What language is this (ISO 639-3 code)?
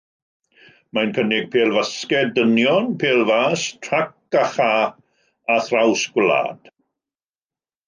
cym